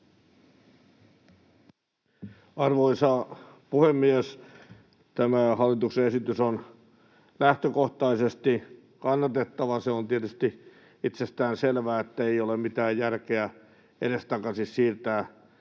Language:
Finnish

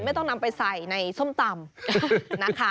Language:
Thai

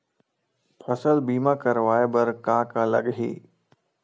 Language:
Chhattisgarhi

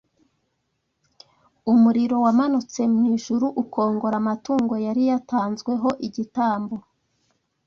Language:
Kinyarwanda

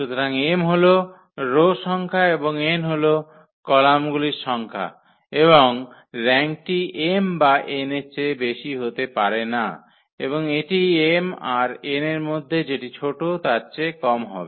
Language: Bangla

